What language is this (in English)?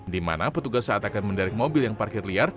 Indonesian